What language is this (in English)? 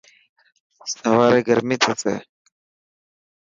Dhatki